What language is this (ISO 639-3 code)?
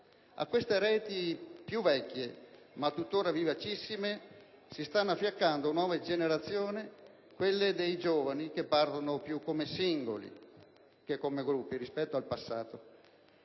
ita